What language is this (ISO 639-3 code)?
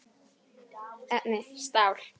isl